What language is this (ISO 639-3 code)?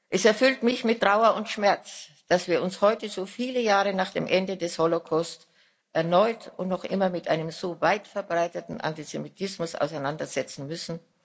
deu